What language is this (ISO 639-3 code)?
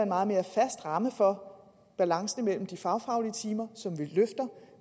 dan